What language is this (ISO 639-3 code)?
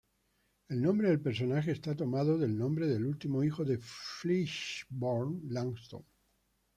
spa